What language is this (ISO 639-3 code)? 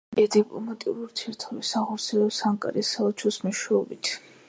kat